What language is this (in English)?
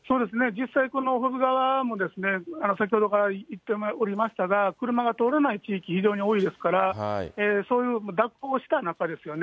Japanese